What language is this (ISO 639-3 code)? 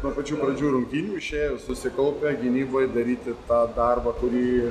lit